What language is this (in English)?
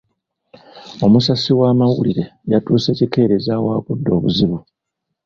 Ganda